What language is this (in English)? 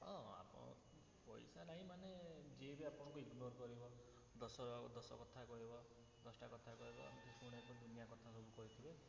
Odia